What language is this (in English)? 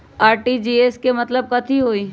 Magahi